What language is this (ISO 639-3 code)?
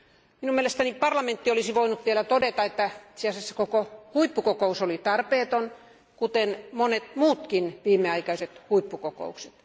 fin